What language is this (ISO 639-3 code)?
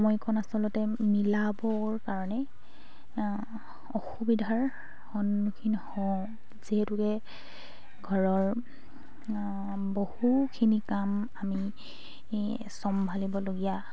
asm